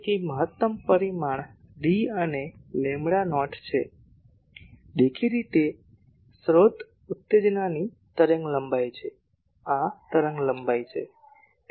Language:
Gujarati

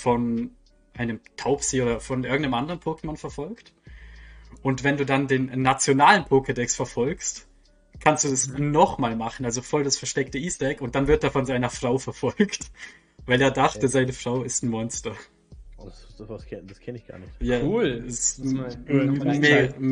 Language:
German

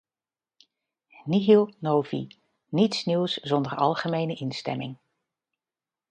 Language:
Dutch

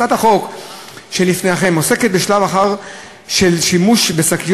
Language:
Hebrew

